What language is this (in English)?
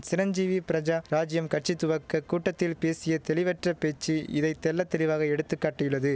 Tamil